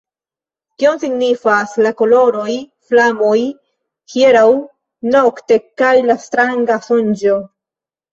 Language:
Esperanto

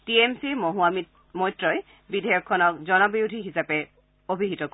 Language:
Assamese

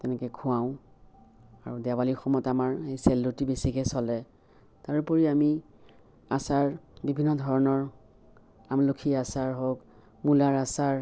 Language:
Assamese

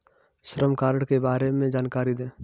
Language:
Hindi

